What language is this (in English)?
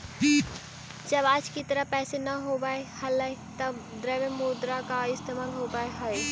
Magahi